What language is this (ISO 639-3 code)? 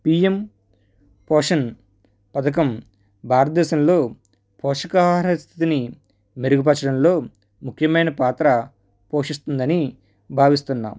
tel